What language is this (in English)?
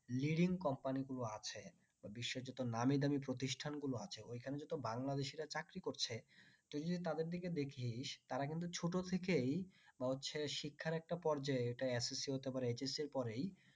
Bangla